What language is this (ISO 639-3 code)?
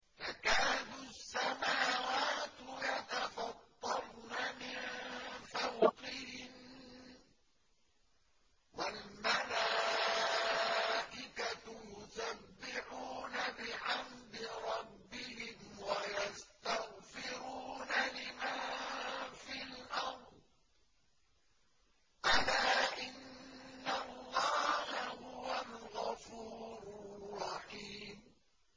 ara